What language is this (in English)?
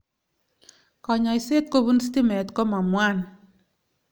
Kalenjin